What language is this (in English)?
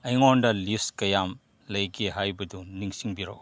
Manipuri